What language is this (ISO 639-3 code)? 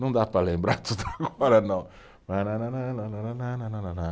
por